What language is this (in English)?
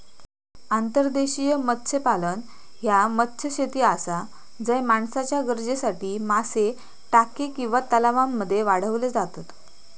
Marathi